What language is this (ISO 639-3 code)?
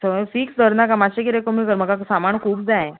kok